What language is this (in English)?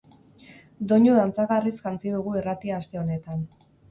Basque